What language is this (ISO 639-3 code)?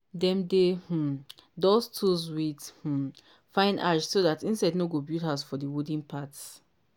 pcm